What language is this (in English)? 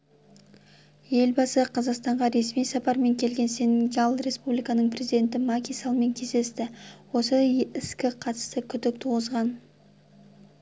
Kazakh